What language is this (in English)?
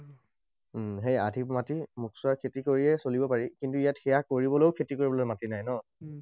Assamese